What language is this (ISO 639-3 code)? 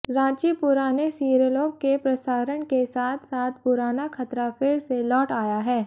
hin